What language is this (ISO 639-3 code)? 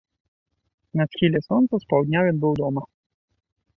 bel